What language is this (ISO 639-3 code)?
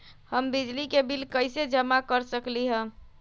mag